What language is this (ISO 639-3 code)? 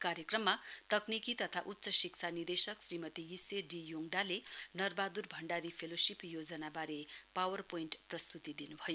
nep